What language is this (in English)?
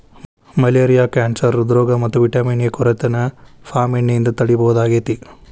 Kannada